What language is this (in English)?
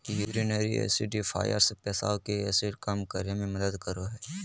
Magahi